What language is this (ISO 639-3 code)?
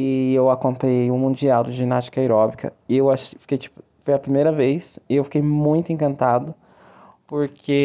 por